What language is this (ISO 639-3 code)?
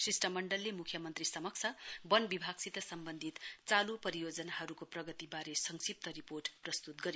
nep